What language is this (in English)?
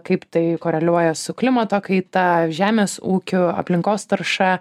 Lithuanian